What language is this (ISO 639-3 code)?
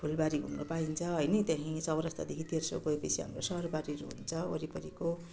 nep